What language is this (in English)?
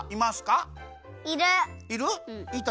Japanese